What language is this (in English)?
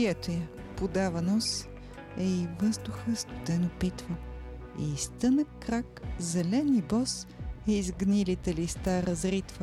Bulgarian